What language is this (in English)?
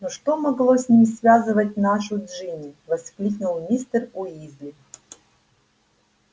Russian